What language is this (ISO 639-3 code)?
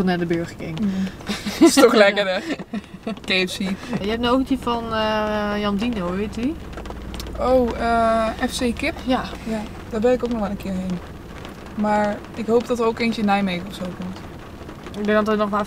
nld